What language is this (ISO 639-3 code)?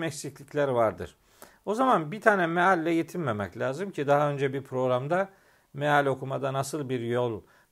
tur